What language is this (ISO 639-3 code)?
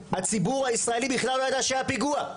heb